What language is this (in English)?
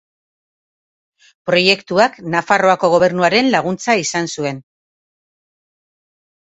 Basque